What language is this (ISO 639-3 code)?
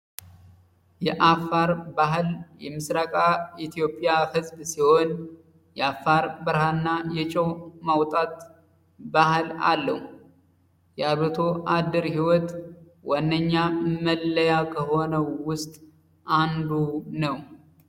amh